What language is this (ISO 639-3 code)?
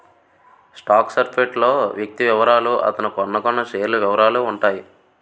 tel